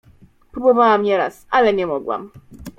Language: Polish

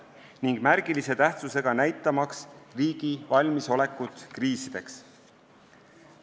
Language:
Estonian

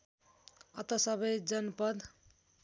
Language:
Nepali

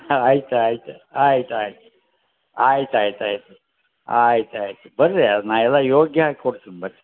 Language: Kannada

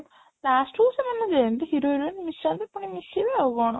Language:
Odia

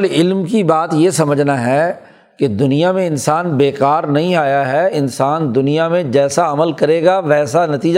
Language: Urdu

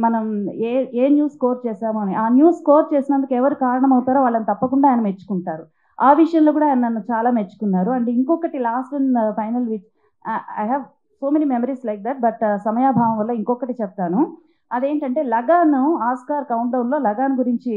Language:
Telugu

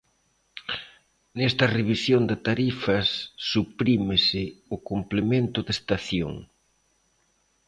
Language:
Galician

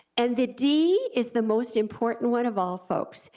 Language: English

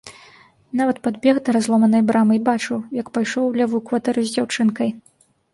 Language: Belarusian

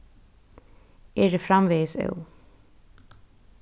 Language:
Faroese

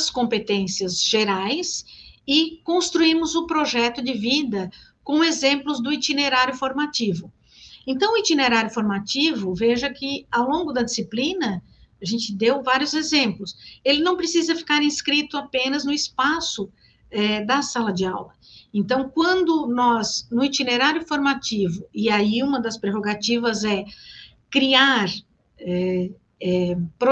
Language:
Portuguese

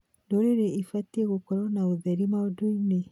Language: Kikuyu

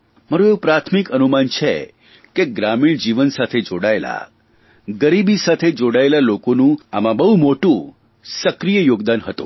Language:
Gujarati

